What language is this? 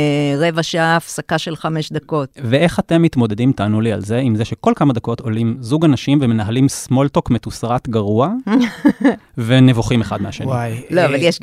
Hebrew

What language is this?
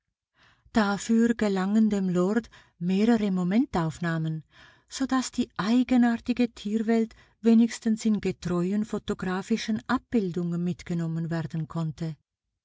German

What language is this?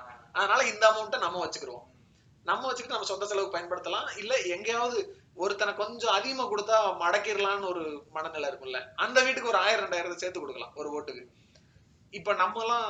Tamil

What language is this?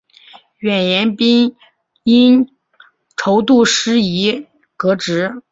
Chinese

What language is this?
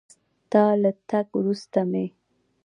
Pashto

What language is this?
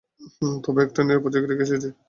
Bangla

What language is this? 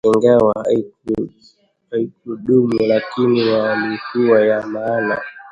Swahili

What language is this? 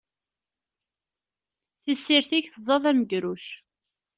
Kabyle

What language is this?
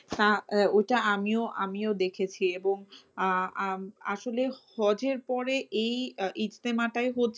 Bangla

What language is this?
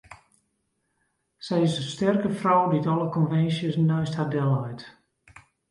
Western Frisian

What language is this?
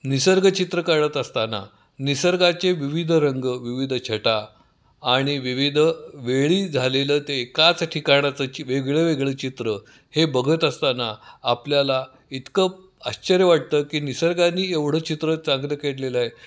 Marathi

